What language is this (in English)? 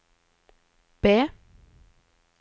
Norwegian